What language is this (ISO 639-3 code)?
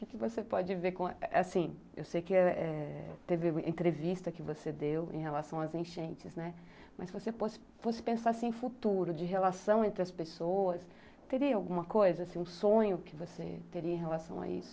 por